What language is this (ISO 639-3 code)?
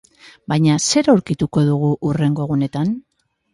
eus